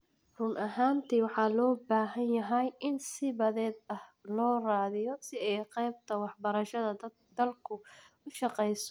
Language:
Somali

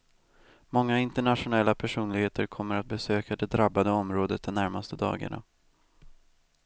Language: Swedish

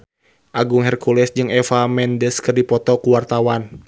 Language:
Sundanese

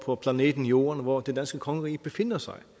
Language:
Danish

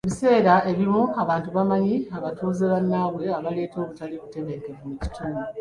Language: Ganda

